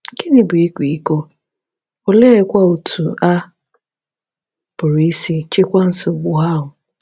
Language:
Igbo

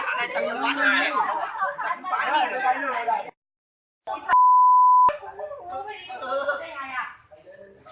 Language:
Thai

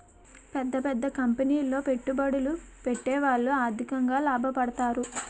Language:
Telugu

